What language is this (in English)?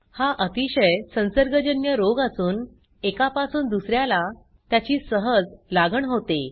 Marathi